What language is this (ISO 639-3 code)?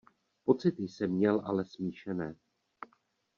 ces